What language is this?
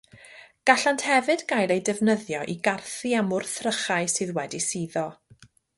Welsh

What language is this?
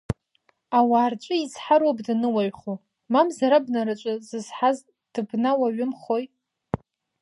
Abkhazian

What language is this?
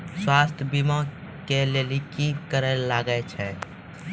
Maithili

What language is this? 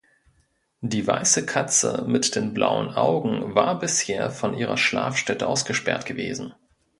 German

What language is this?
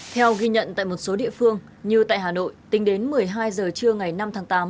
Vietnamese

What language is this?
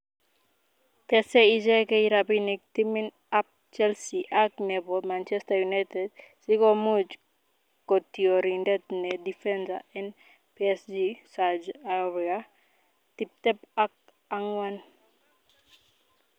Kalenjin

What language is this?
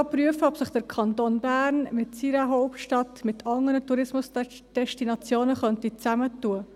Swiss German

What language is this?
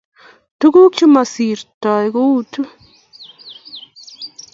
Kalenjin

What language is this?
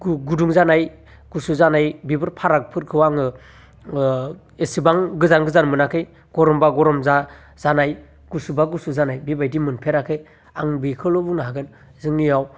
Bodo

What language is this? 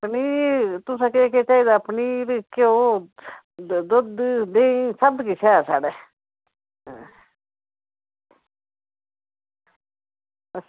Dogri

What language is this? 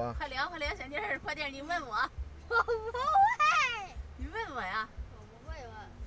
Chinese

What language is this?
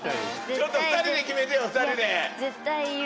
Japanese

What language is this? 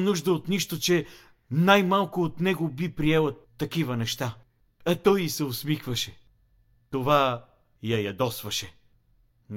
Bulgarian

